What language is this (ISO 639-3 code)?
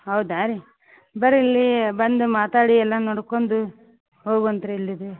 kan